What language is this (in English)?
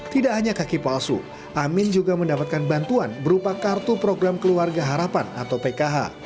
Indonesian